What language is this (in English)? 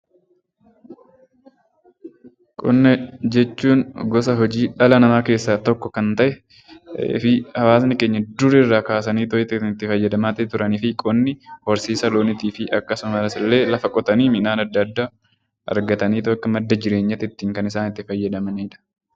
Oromo